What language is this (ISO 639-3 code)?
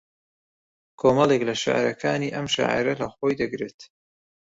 ckb